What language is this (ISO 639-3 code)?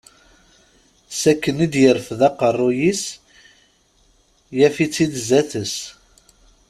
kab